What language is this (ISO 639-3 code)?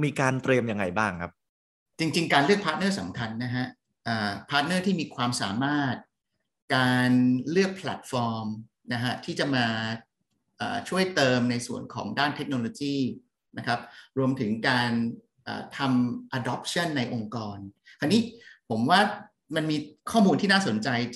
tha